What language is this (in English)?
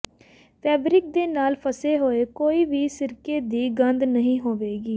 Punjabi